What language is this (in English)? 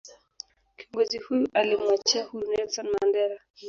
Swahili